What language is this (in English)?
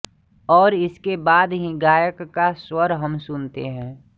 Hindi